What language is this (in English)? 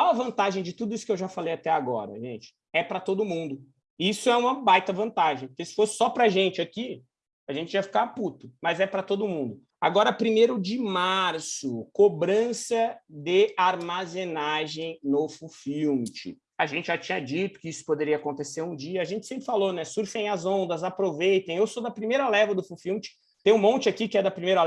Portuguese